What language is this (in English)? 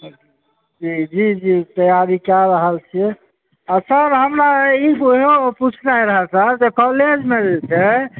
Maithili